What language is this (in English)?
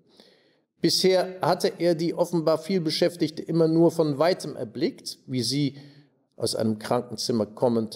German